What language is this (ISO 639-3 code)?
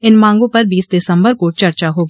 hin